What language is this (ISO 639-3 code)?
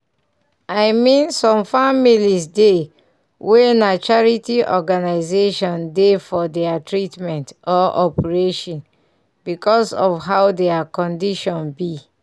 pcm